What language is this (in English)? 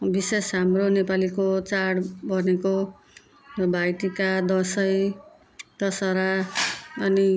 Nepali